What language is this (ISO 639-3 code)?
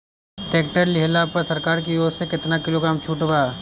bho